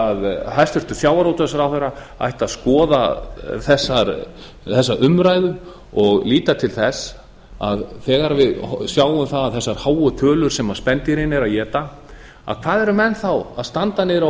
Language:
Icelandic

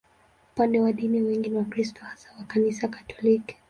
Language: Swahili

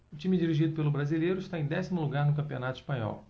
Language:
Portuguese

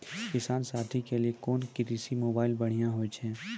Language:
Maithili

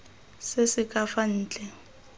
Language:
Tswana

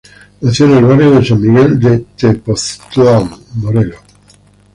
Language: Spanish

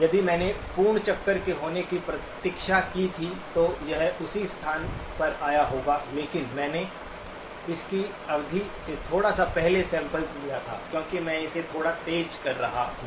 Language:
Hindi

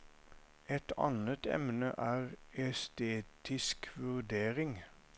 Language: Norwegian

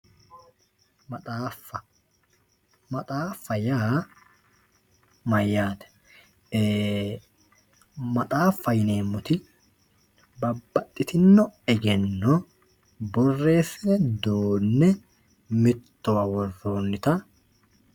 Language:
Sidamo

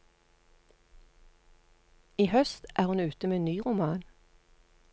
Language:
Norwegian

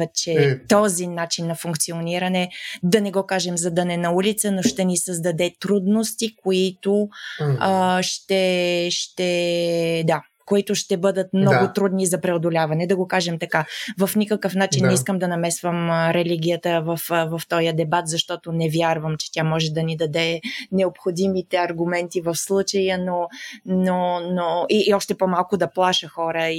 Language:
Bulgarian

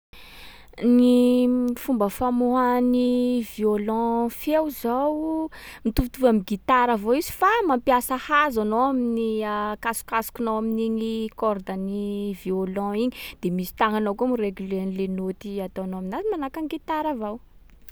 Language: Sakalava Malagasy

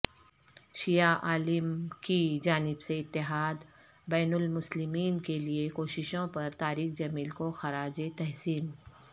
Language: Urdu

